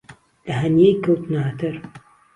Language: Central Kurdish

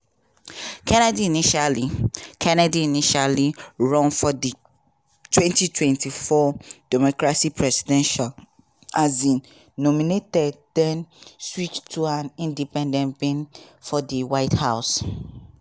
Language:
Nigerian Pidgin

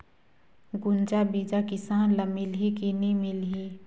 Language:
Chhattisgarhi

